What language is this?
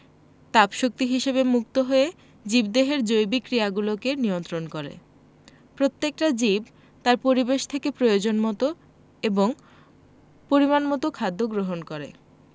Bangla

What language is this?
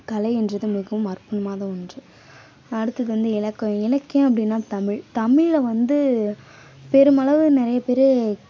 Tamil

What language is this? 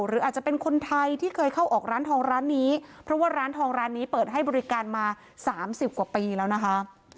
Thai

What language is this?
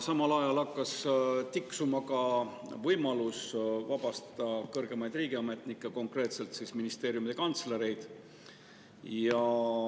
Estonian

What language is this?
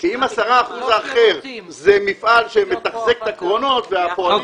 Hebrew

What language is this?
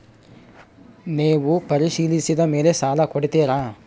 Kannada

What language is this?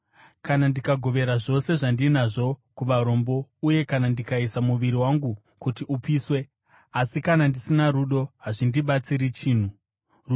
Shona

